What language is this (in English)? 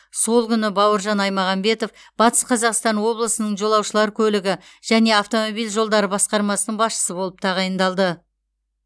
Kazakh